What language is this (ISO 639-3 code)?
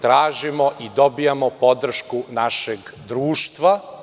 srp